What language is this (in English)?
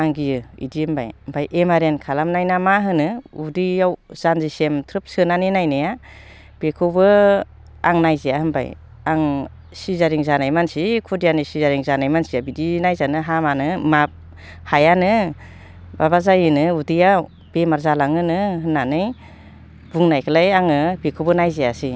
Bodo